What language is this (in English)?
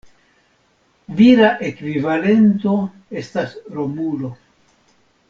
Esperanto